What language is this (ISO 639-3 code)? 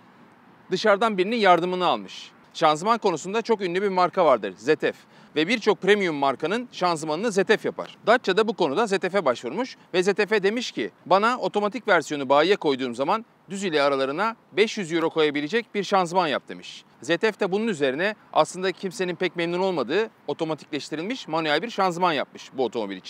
tur